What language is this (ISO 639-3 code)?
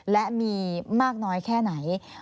tha